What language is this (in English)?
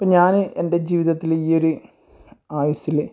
Malayalam